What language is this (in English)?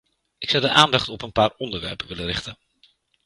Dutch